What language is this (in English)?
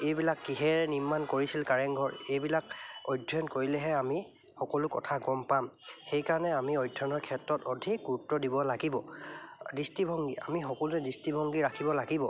Assamese